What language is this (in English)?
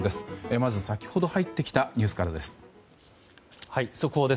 Japanese